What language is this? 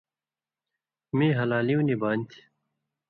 Indus Kohistani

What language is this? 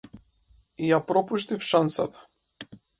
Macedonian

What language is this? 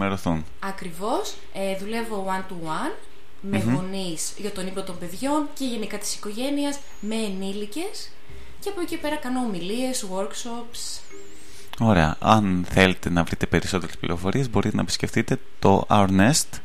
Greek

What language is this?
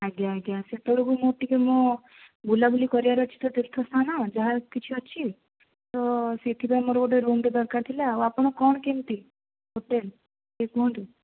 Odia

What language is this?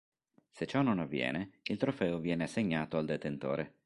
Italian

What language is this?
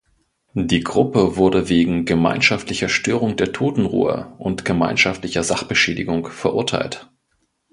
German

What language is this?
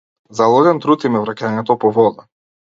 Macedonian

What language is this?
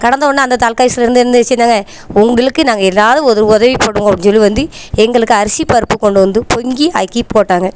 Tamil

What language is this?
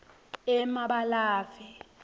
Swati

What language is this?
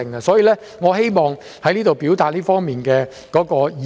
Cantonese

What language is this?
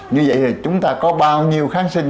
Vietnamese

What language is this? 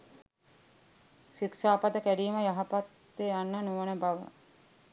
Sinhala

